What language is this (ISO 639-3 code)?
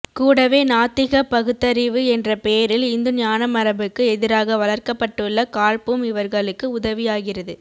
tam